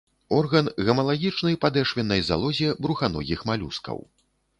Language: Belarusian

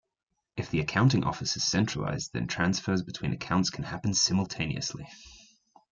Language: English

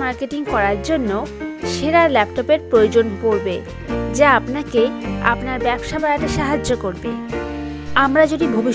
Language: Bangla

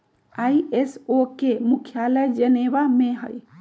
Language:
Magahi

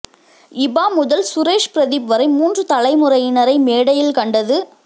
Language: Tamil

